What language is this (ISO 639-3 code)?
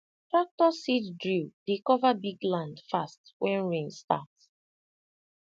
pcm